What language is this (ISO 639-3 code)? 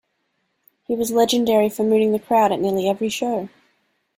eng